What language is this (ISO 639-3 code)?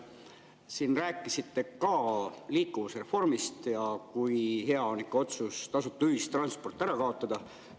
est